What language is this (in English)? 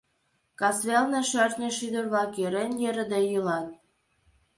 Mari